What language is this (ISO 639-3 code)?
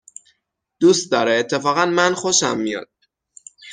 fas